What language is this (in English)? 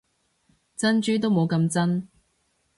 Cantonese